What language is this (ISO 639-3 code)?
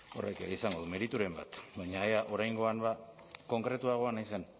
eus